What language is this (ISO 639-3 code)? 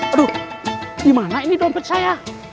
ind